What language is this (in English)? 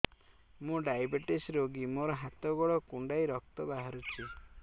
Odia